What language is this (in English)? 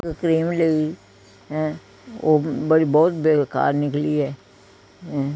Punjabi